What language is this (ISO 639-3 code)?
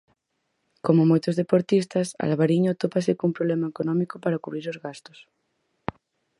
glg